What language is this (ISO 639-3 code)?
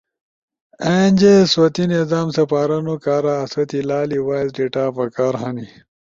ush